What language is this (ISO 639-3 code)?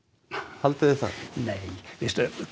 isl